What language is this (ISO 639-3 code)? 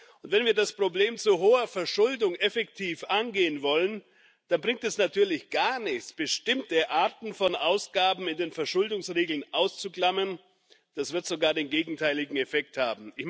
deu